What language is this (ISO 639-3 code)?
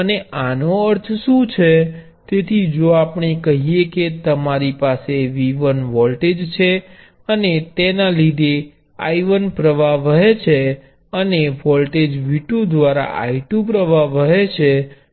guj